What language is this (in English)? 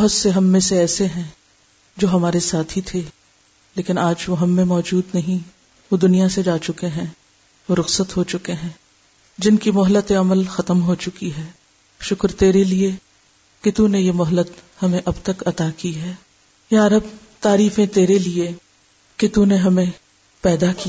Urdu